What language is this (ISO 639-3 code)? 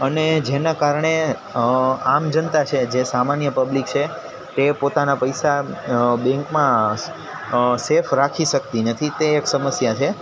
guj